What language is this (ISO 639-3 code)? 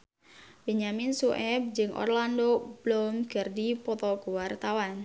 sun